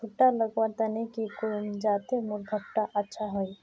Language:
Magahi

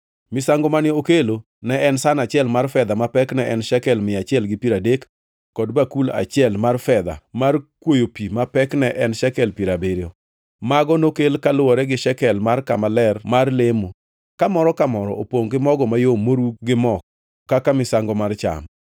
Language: Luo (Kenya and Tanzania)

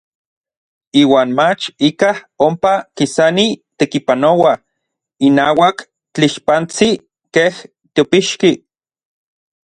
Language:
Orizaba Nahuatl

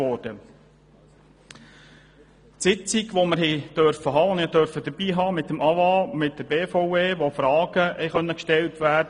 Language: Swiss German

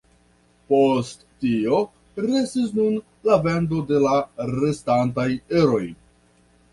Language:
Esperanto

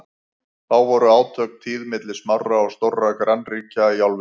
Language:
Icelandic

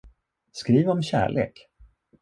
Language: Swedish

